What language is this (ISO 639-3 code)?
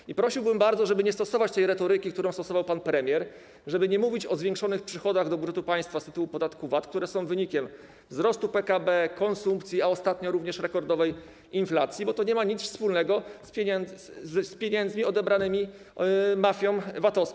pol